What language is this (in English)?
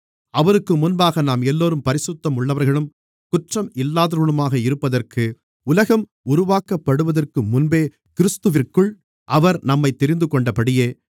Tamil